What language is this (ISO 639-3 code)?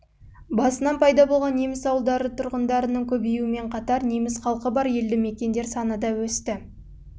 kaz